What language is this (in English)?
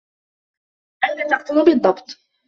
Arabic